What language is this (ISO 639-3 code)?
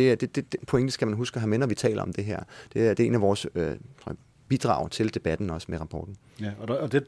dan